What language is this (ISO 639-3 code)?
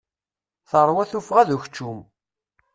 kab